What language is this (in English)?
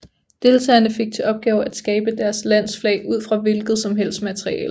Danish